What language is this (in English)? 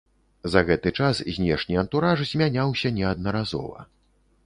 Belarusian